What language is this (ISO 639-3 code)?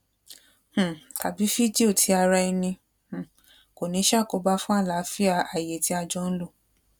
yor